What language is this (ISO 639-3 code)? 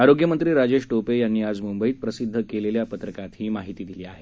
mar